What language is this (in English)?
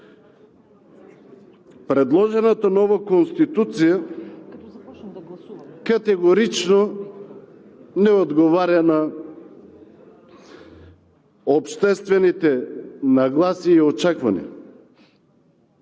Bulgarian